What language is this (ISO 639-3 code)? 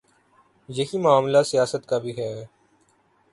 urd